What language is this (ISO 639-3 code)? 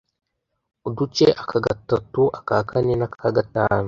kin